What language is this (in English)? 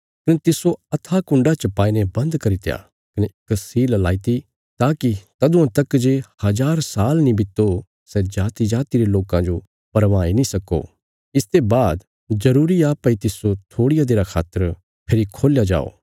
Bilaspuri